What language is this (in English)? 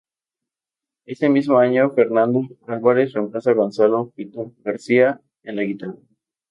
Spanish